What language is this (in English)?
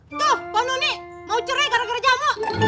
Indonesian